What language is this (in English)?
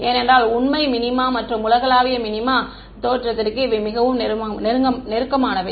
Tamil